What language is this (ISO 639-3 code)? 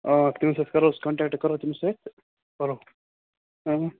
kas